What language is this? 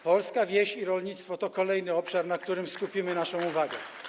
Polish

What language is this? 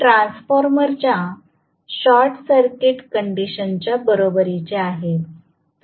Marathi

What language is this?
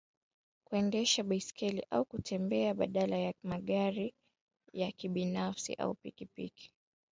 Swahili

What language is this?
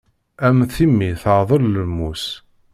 Kabyle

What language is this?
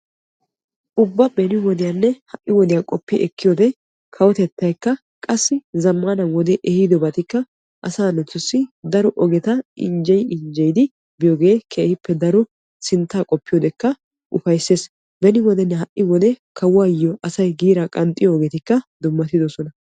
Wolaytta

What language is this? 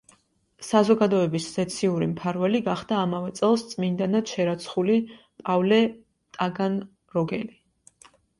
Georgian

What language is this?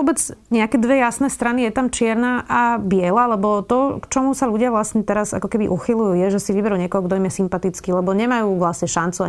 Slovak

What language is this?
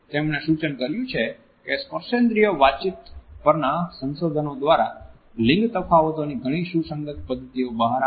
Gujarati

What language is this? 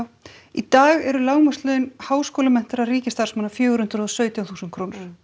Icelandic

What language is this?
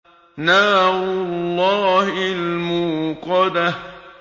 Arabic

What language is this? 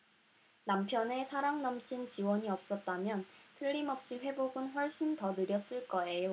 Korean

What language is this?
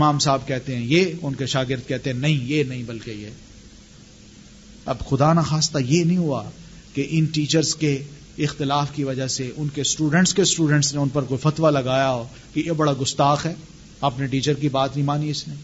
Urdu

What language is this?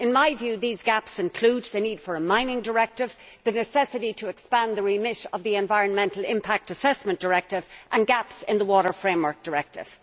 English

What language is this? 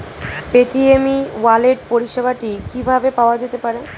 Bangla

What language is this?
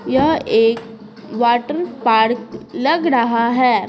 Hindi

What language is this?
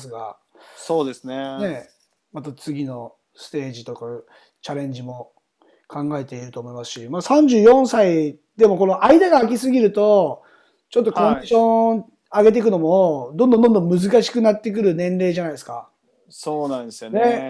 Japanese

